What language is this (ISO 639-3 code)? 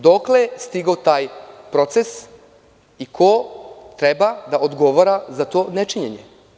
srp